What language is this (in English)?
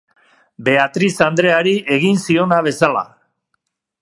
Basque